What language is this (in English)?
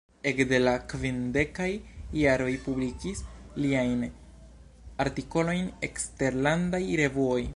Esperanto